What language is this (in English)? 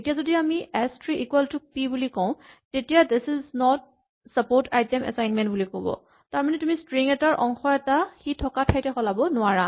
Assamese